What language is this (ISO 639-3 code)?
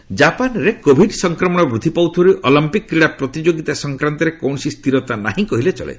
ori